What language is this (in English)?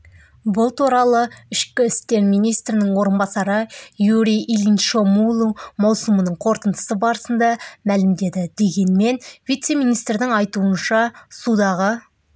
Kazakh